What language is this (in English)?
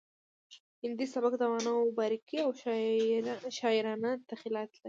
Pashto